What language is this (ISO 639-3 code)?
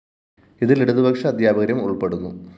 mal